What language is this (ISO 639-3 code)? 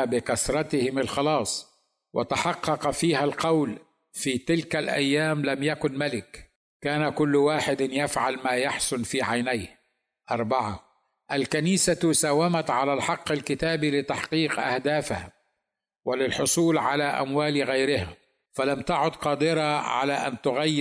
ara